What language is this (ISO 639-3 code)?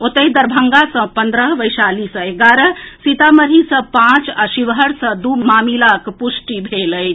mai